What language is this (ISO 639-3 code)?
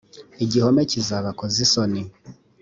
kin